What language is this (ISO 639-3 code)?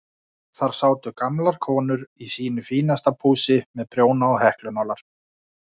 isl